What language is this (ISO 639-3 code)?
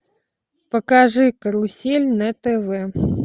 rus